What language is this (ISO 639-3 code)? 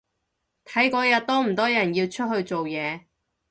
yue